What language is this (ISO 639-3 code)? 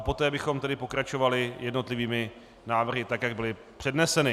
ces